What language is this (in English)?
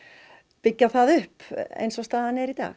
Icelandic